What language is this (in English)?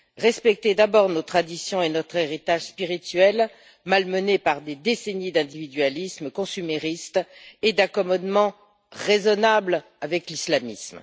French